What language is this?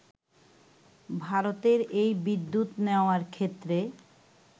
Bangla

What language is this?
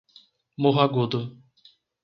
Portuguese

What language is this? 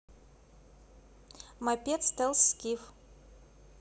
Russian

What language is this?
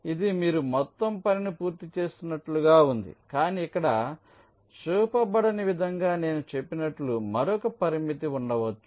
Telugu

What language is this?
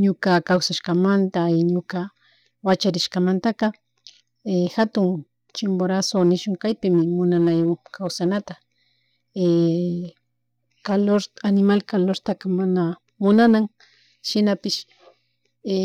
Chimborazo Highland Quichua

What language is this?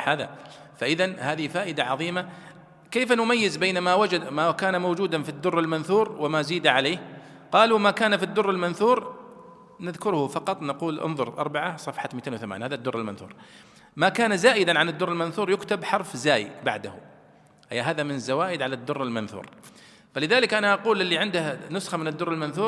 Arabic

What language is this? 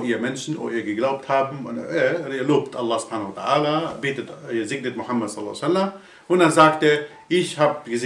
German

